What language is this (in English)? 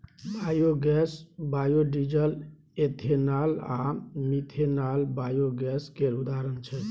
Maithili